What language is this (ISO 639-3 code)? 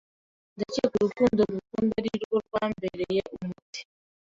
kin